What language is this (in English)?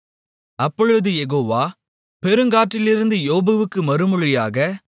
Tamil